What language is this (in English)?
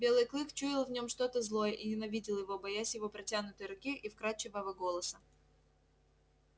Russian